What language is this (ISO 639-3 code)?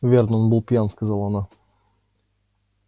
rus